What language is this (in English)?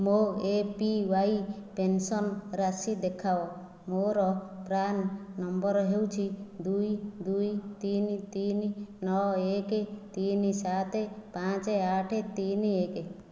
Odia